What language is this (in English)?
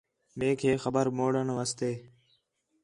Khetrani